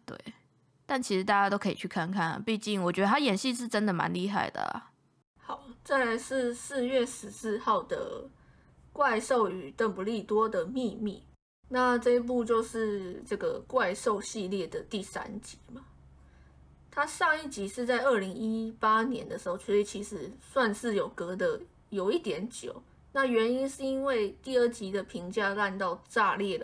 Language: Chinese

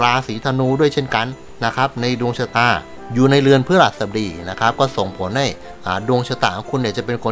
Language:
Thai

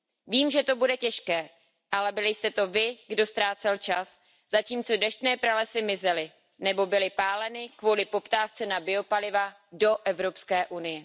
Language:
Czech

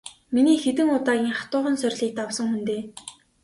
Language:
Mongolian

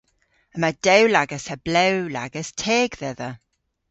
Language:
Cornish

